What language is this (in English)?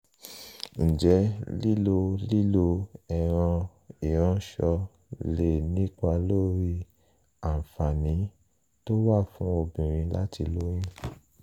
Yoruba